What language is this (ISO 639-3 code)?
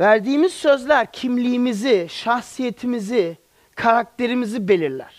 tur